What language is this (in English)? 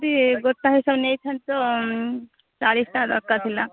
Odia